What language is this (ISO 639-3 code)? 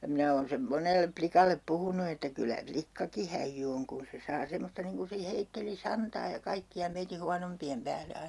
fin